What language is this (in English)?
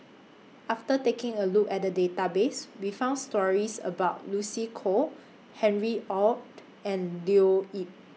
English